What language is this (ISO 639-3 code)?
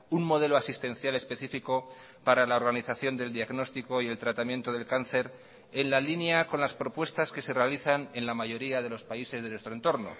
spa